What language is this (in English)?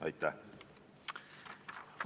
Estonian